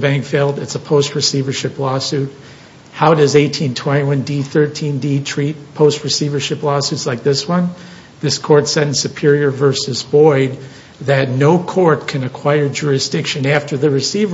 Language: English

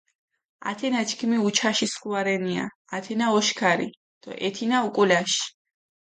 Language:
Mingrelian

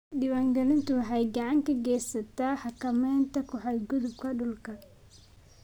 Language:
Somali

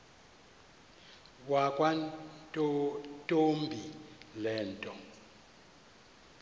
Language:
Xhosa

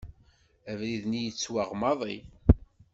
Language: Kabyle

